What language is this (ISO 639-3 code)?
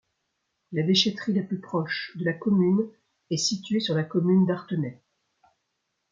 fra